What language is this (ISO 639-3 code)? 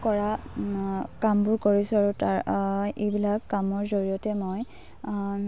asm